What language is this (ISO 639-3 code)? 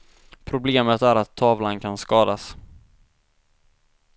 swe